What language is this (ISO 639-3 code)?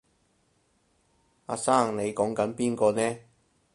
yue